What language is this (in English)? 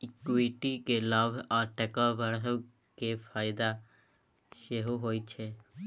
Maithili